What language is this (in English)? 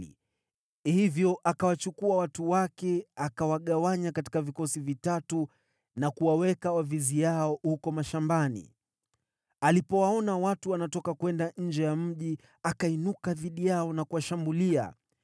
Swahili